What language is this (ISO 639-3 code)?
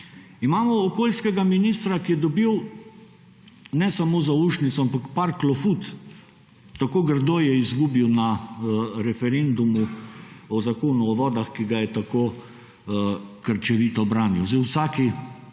slv